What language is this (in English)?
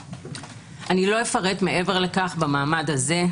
Hebrew